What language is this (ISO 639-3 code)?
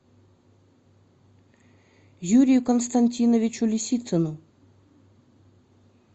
rus